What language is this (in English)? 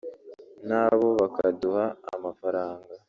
Kinyarwanda